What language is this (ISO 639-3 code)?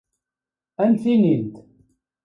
kab